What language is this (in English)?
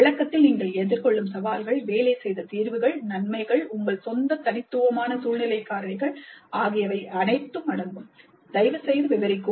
Tamil